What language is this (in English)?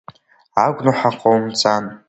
Abkhazian